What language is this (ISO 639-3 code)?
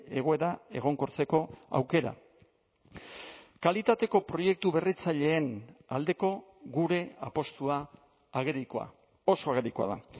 eus